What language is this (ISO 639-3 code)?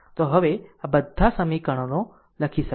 guj